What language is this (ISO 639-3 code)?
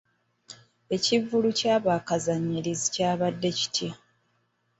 lug